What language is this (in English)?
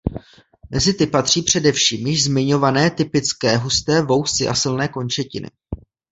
Czech